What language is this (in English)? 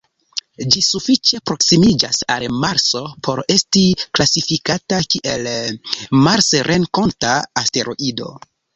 Esperanto